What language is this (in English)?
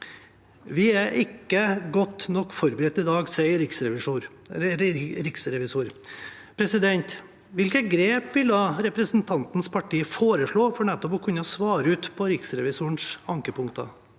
Norwegian